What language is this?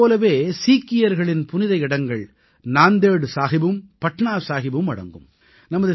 Tamil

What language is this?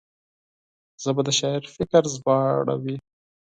Pashto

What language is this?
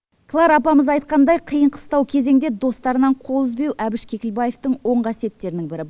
Kazakh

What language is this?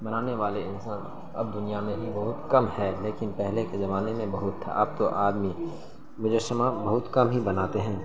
Urdu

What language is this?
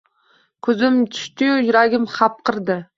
Uzbek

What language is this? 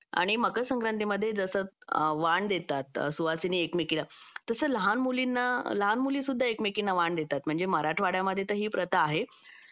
Marathi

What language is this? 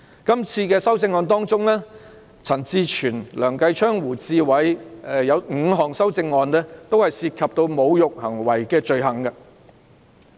Cantonese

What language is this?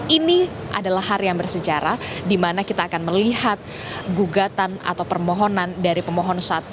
Indonesian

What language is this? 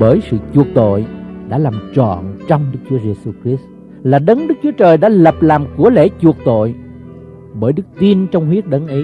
Vietnamese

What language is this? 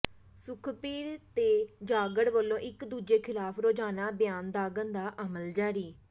Punjabi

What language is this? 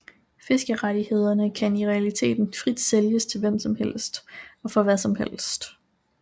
Danish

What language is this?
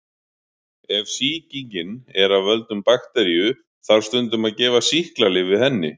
Icelandic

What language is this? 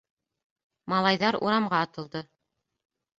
Bashkir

